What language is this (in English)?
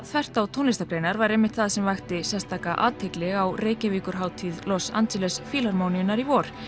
Icelandic